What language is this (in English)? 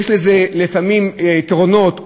Hebrew